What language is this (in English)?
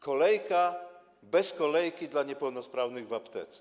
Polish